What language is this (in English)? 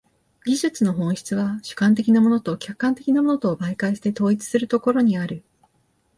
Japanese